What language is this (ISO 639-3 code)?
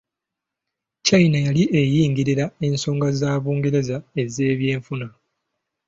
lug